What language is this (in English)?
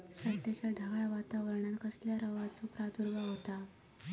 Marathi